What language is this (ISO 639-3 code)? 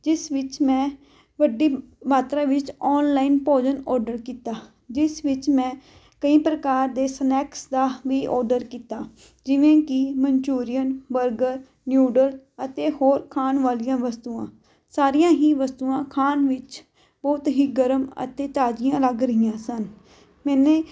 pan